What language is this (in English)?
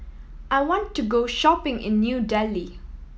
English